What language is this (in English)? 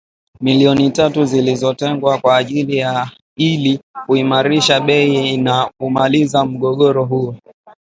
Swahili